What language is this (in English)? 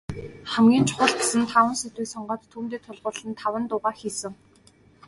Mongolian